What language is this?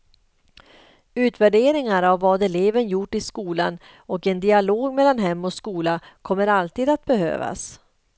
Swedish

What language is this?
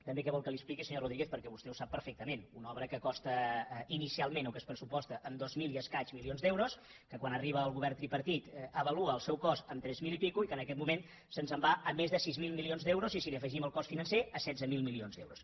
Catalan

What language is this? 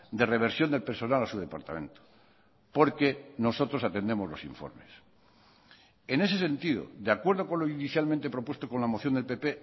Spanish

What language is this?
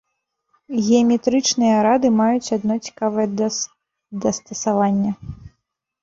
Belarusian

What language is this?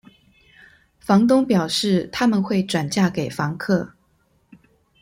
Chinese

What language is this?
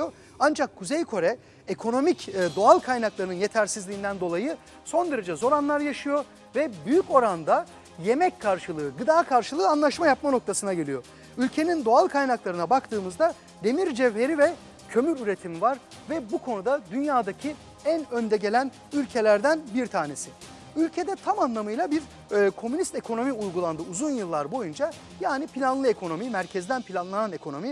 Turkish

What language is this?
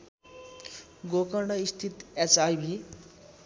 Nepali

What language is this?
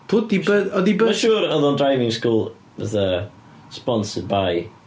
Welsh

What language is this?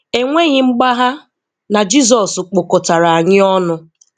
Igbo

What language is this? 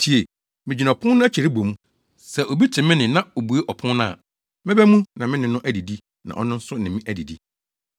Akan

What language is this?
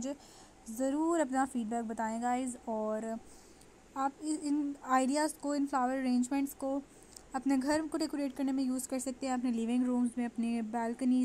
Hindi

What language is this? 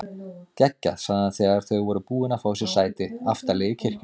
Icelandic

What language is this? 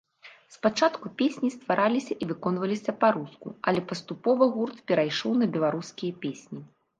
Belarusian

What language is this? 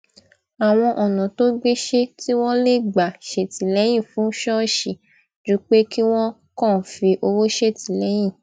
Yoruba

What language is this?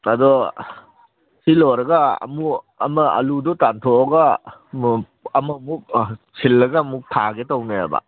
Manipuri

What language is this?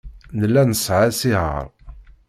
Kabyle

